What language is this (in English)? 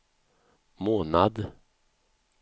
Swedish